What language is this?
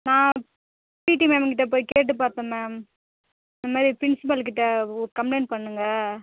Tamil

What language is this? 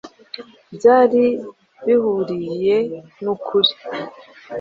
Kinyarwanda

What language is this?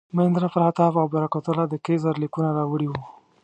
Pashto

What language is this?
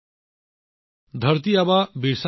Assamese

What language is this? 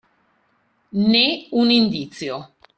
Italian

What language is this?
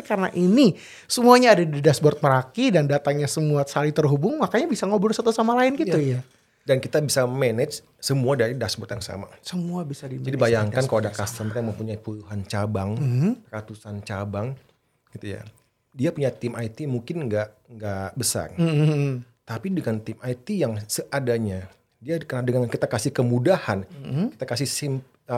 Indonesian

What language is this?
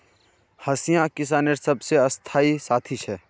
Magahi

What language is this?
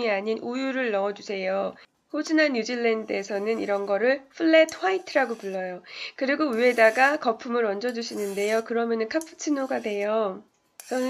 Korean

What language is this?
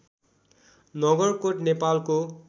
Nepali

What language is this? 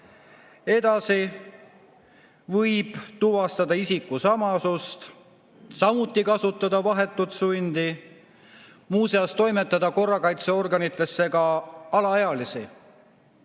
Estonian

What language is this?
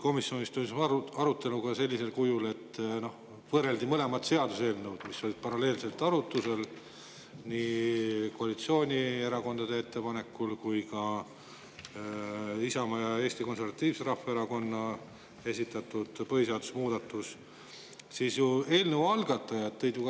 Estonian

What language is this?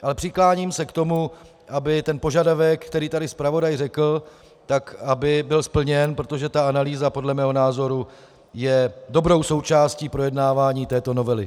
Czech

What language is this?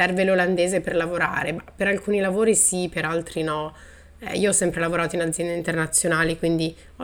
Italian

